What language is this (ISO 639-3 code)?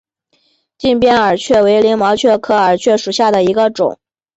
zho